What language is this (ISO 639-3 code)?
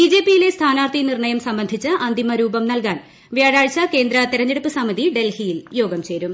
mal